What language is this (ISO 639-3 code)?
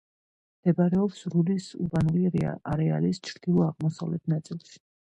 kat